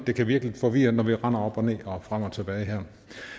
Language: Danish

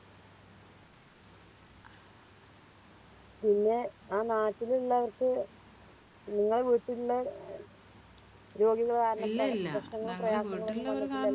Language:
Malayalam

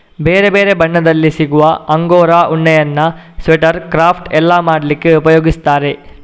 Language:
Kannada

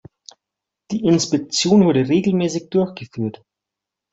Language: German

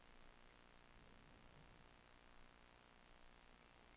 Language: Swedish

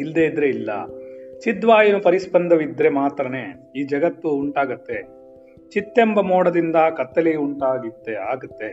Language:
Kannada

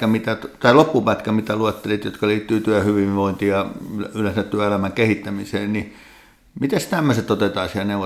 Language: Finnish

